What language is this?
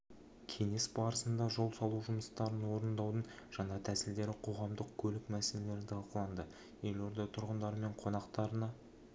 Kazakh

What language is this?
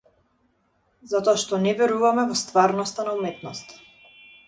Macedonian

